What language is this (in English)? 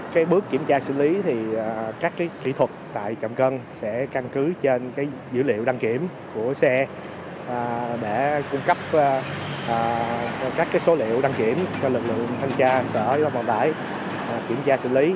Vietnamese